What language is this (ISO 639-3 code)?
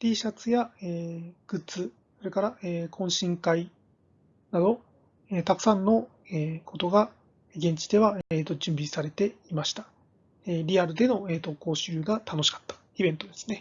jpn